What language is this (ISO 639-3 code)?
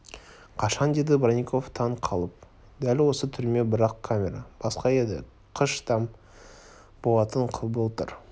kaz